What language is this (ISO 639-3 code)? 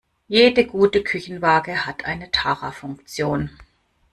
deu